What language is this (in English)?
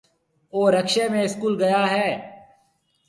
Marwari (Pakistan)